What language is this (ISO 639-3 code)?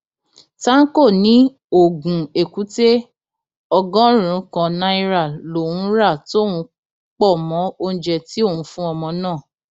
yor